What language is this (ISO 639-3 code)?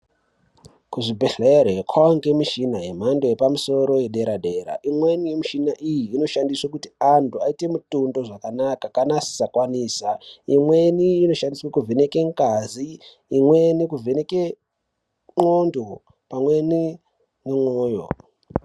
ndc